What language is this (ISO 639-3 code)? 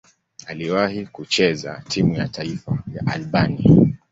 swa